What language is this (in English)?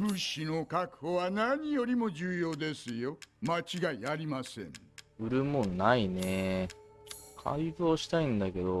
Japanese